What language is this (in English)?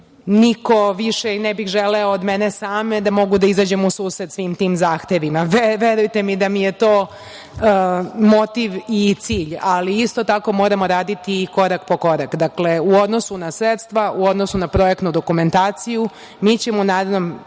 Serbian